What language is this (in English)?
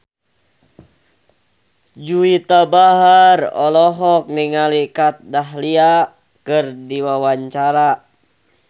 Sundanese